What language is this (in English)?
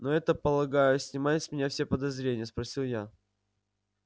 Russian